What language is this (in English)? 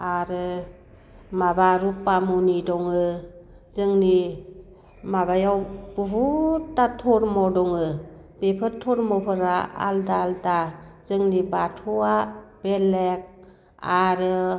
Bodo